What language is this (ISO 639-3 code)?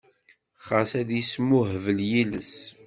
kab